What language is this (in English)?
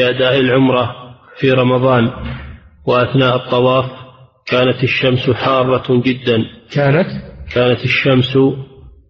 Arabic